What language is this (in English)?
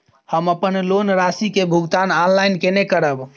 Maithili